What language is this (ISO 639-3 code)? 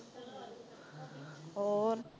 pan